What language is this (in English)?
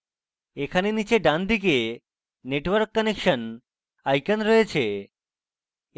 Bangla